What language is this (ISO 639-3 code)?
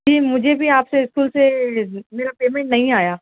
urd